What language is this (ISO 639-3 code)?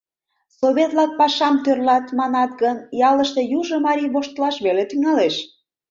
chm